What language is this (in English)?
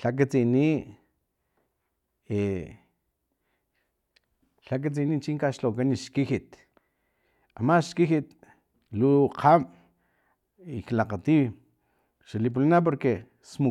Filomena Mata-Coahuitlán Totonac